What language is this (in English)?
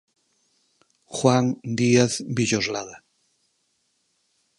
Galician